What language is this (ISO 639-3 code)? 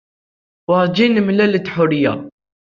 kab